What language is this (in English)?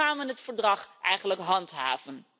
Dutch